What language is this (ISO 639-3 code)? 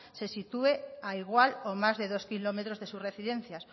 spa